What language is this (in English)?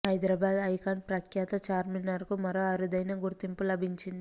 Telugu